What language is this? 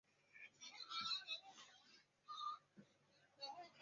Chinese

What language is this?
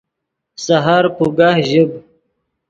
Yidgha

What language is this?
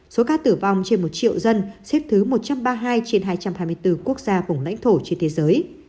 Vietnamese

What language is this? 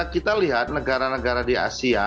Indonesian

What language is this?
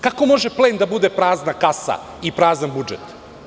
Serbian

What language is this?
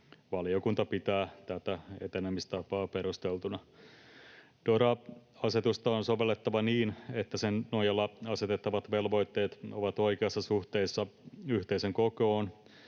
Finnish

